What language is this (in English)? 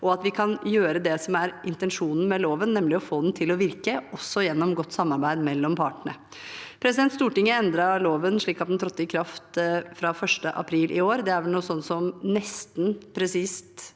Norwegian